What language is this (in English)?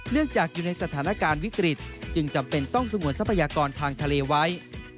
Thai